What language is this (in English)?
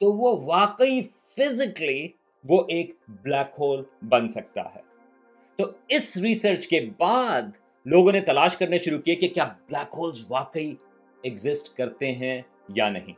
Urdu